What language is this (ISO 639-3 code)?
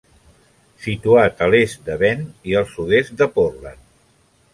cat